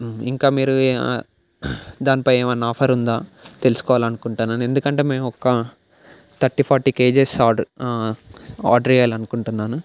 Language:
Telugu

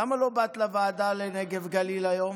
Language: Hebrew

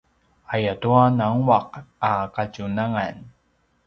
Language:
Paiwan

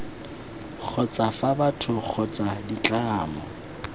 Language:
Tswana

